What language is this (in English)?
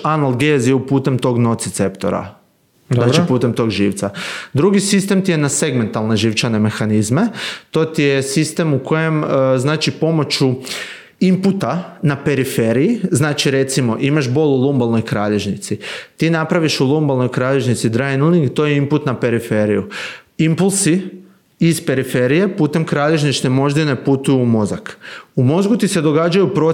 Croatian